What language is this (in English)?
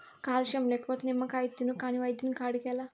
Telugu